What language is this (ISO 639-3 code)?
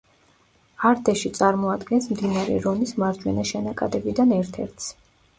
kat